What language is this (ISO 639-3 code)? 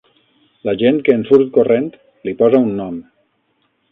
cat